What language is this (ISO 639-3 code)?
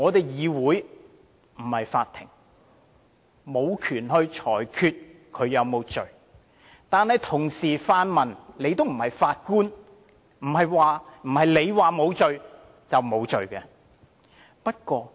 yue